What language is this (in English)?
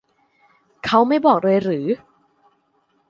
Thai